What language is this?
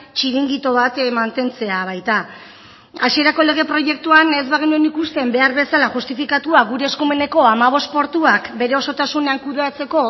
Basque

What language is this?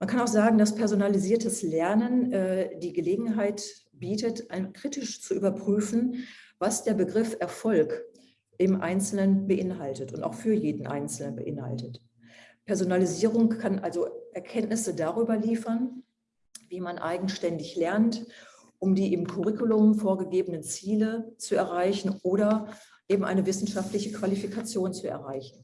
German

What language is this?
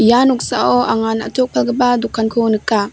Garo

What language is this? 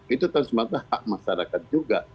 Indonesian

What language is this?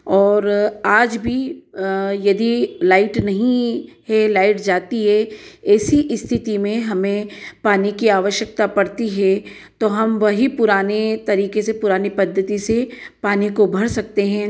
Hindi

